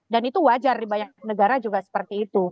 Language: Indonesian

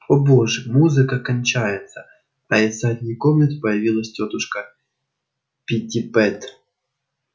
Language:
Russian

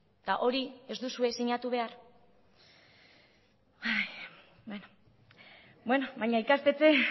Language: Basque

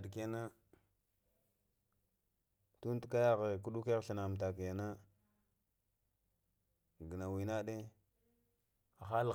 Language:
Lamang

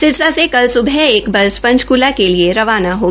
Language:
Hindi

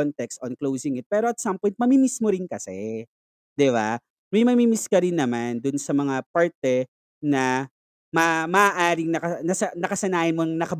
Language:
Filipino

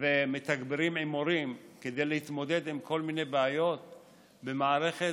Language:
Hebrew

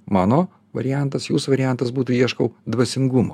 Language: Lithuanian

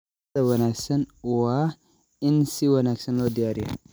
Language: Somali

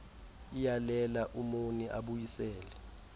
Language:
Xhosa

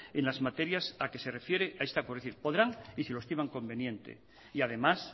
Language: Spanish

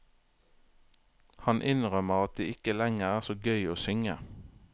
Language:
Norwegian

